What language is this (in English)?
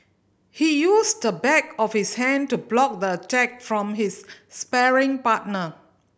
English